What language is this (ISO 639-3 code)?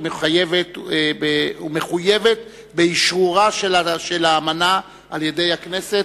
heb